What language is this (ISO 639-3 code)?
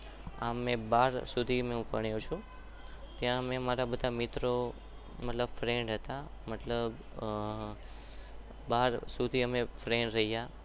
guj